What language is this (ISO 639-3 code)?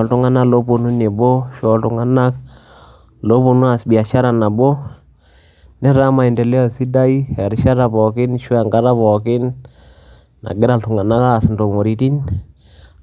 mas